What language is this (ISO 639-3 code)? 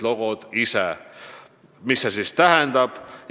est